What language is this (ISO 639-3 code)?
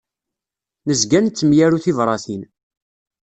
kab